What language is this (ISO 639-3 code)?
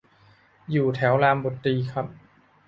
tha